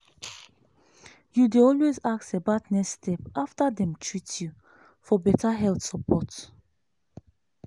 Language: Nigerian Pidgin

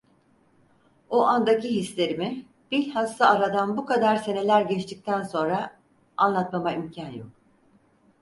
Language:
Turkish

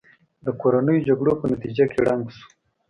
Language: Pashto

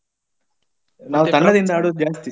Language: Kannada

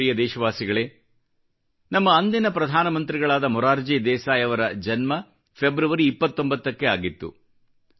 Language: Kannada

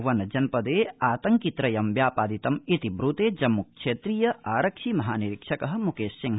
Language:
Sanskrit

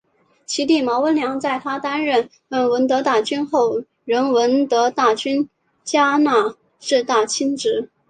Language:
Chinese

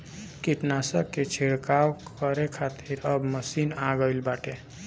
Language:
Bhojpuri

